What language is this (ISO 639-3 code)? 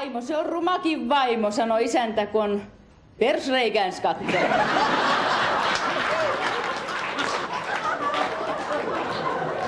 fin